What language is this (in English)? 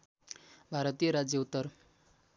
Nepali